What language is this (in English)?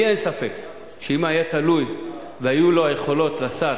Hebrew